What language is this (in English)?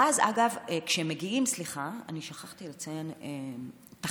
Hebrew